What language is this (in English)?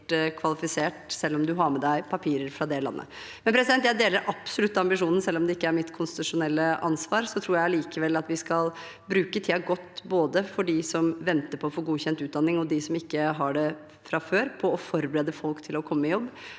Norwegian